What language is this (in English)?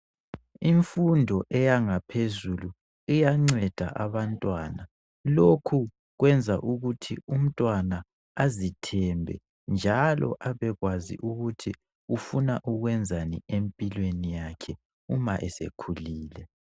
North Ndebele